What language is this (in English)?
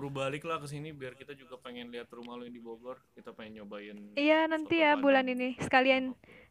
Indonesian